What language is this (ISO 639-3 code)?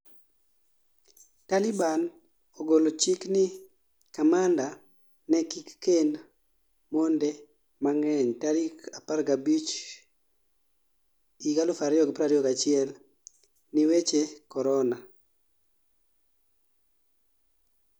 luo